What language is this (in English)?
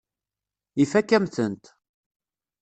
Kabyle